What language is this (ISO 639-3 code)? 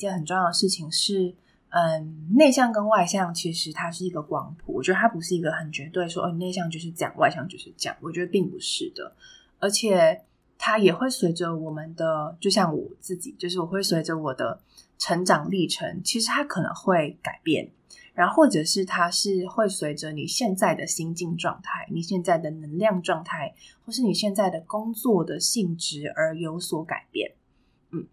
zho